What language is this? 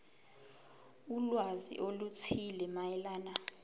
Zulu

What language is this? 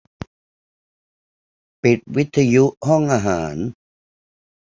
Thai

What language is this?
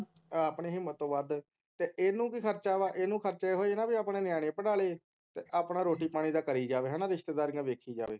Punjabi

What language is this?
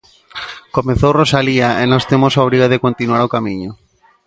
Galician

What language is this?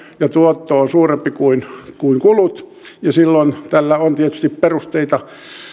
Finnish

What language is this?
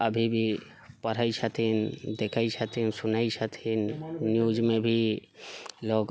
Maithili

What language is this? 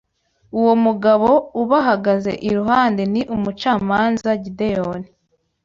Kinyarwanda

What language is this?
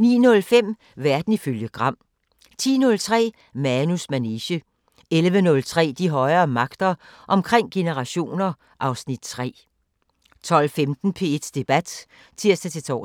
Danish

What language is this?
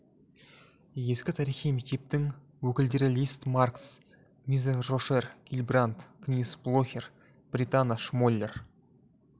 Kazakh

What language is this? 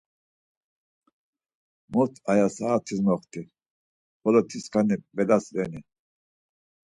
Laz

